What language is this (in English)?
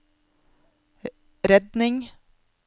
Norwegian